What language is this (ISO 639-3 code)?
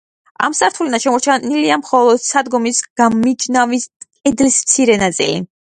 kat